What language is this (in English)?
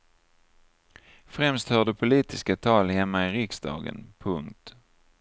Swedish